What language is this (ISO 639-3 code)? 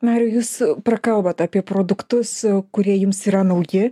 lit